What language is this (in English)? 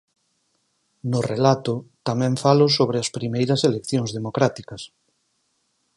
Galician